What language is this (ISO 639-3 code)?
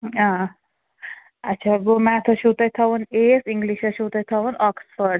kas